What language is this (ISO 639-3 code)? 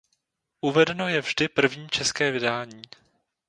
ces